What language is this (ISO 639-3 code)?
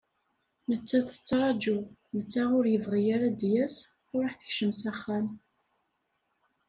kab